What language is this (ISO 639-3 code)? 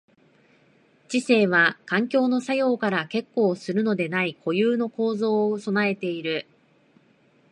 jpn